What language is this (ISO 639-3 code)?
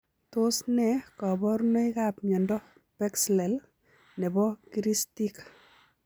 kln